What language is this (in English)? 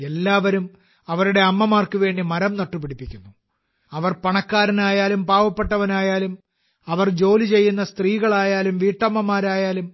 Malayalam